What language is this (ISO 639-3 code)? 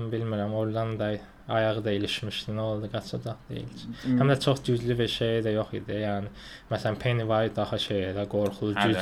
tur